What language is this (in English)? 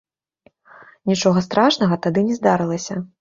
Belarusian